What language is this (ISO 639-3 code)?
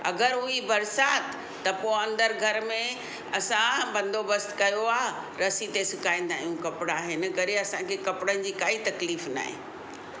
snd